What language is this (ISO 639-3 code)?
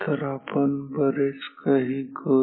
mar